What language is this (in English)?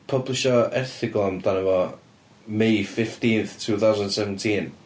Welsh